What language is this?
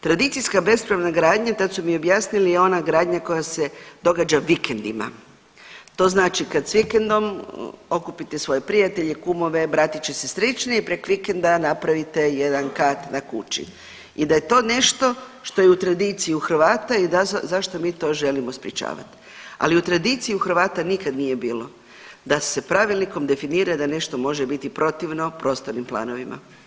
Croatian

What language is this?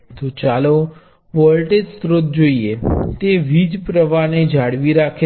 Gujarati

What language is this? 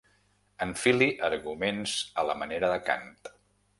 Catalan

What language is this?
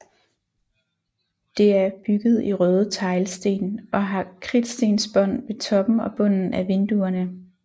Danish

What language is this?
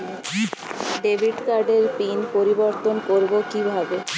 Bangla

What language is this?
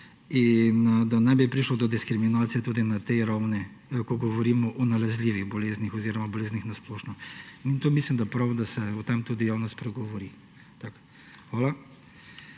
Slovenian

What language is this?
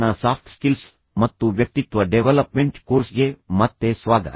Kannada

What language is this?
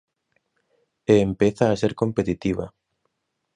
Galician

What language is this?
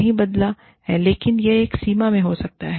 Hindi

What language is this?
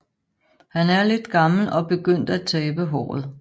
Danish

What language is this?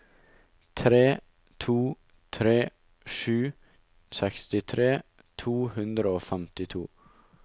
Norwegian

